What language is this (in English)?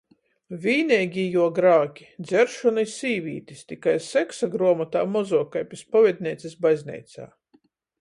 Latgalian